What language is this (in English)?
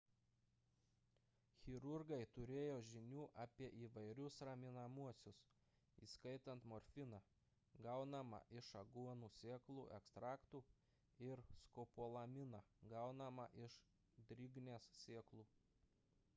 Lithuanian